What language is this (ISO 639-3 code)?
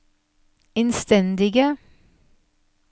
nor